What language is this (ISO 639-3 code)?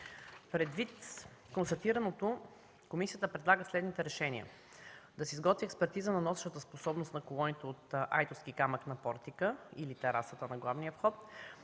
bul